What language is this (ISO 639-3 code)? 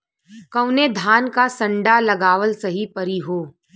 bho